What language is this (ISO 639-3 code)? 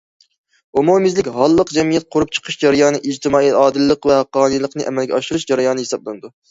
uig